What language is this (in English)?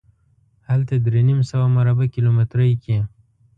Pashto